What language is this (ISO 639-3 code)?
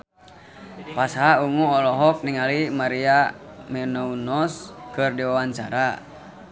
sun